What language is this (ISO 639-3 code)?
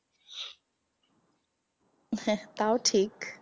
ben